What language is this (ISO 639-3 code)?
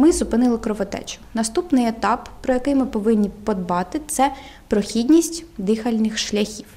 ukr